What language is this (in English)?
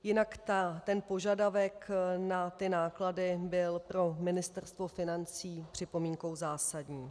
Czech